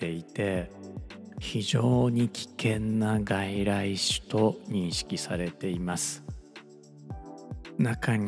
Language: Japanese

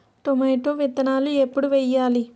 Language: Telugu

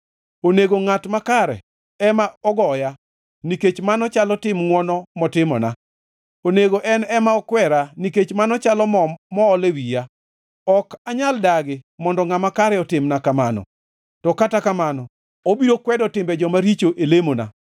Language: Luo (Kenya and Tanzania)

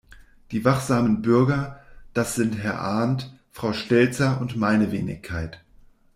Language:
German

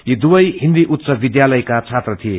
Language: Nepali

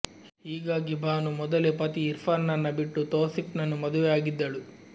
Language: Kannada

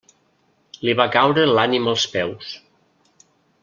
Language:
Catalan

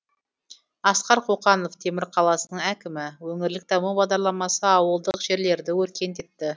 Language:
Kazakh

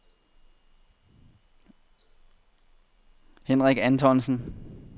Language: Danish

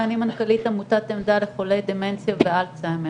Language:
Hebrew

